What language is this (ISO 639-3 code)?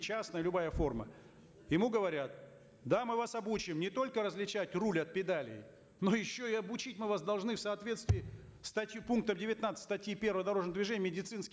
kaz